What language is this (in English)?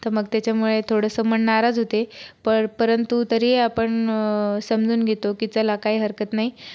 Marathi